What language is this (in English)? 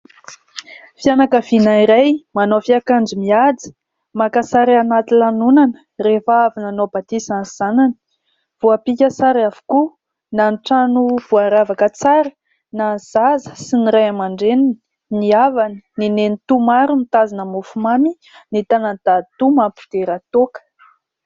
Malagasy